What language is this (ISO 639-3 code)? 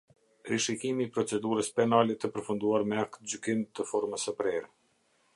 sqi